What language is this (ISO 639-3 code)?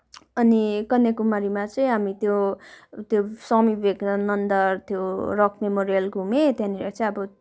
nep